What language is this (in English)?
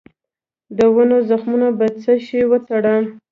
Pashto